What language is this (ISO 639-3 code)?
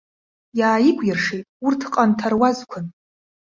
abk